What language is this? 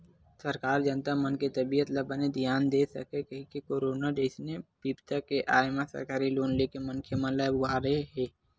Chhattisgarhi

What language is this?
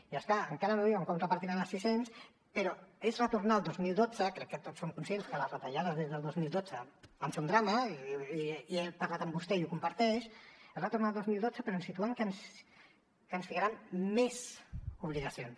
Catalan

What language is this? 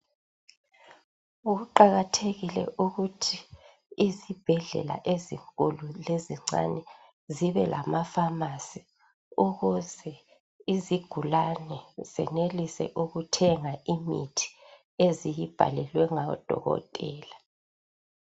North Ndebele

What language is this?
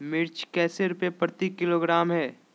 Magahi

